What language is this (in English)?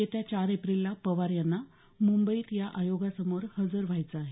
Marathi